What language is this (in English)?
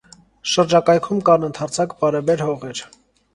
Armenian